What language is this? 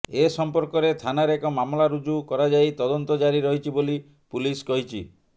Odia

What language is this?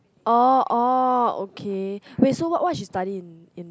English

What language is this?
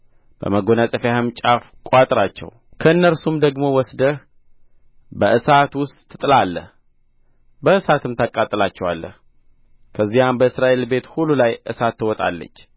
Amharic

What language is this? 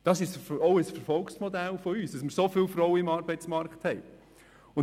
Swiss German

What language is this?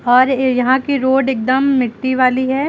Hindi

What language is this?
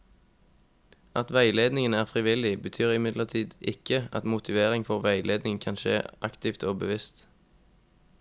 Norwegian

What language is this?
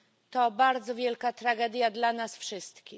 Polish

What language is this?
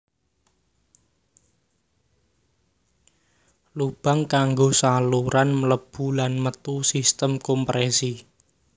Javanese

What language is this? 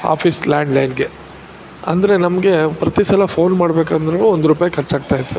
Kannada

